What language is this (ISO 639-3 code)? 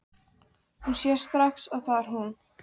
isl